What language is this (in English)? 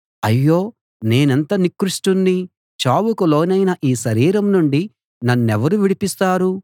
Telugu